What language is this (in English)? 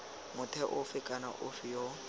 Tswana